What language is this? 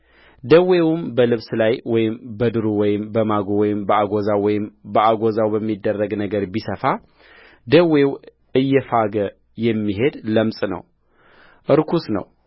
Amharic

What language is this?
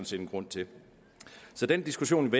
Danish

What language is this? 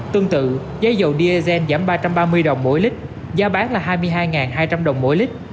Vietnamese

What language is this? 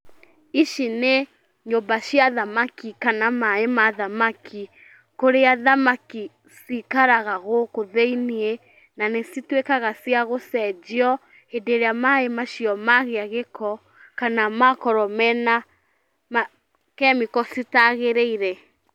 Kikuyu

